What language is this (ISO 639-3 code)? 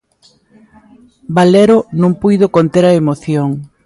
glg